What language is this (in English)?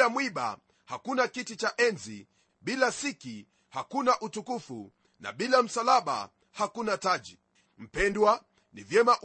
Swahili